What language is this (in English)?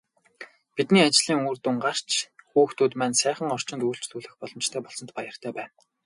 Mongolian